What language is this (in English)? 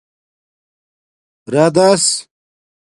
Domaaki